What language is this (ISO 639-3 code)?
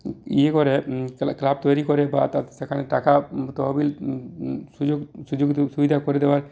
ben